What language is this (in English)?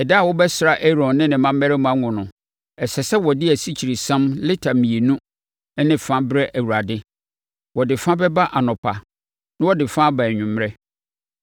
Akan